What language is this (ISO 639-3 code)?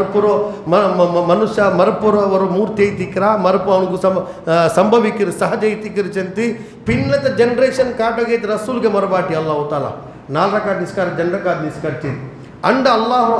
urd